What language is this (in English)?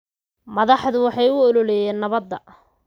Somali